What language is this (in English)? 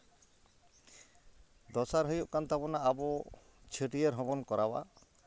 Santali